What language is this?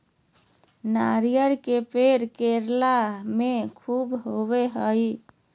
Magahi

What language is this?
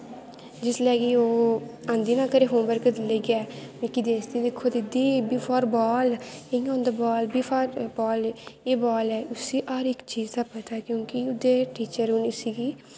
Dogri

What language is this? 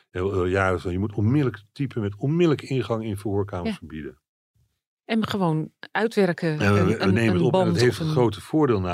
Dutch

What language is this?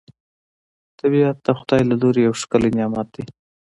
Pashto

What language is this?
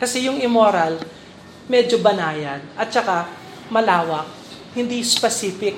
Filipino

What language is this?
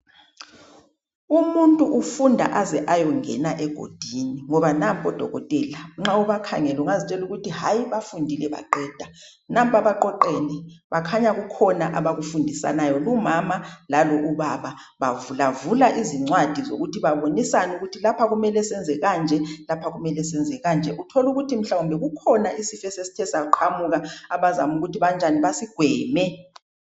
North Ndebele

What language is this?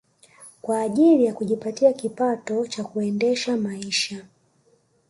Swahili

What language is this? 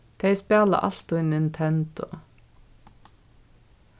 Faroese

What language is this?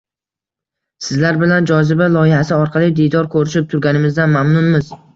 Uzbek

